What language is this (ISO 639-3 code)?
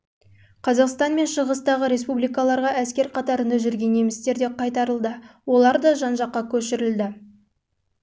kaz